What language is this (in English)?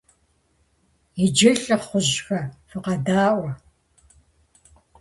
Kabardian